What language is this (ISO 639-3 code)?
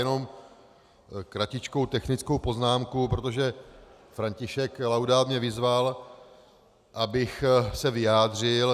ces